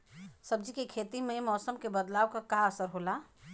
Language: Bhojpuri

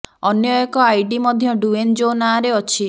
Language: Odia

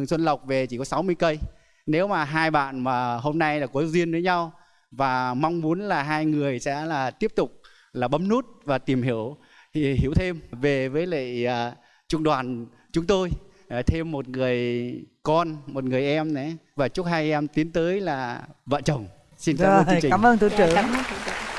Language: Vietnamese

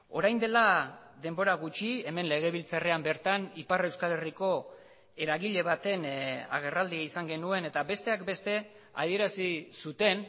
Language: Basque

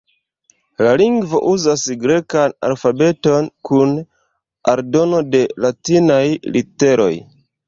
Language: Esperanto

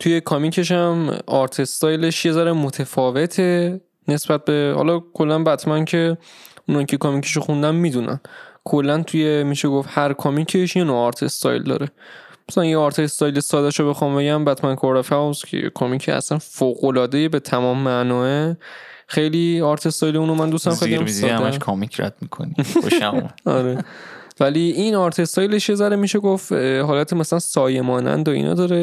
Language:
Persian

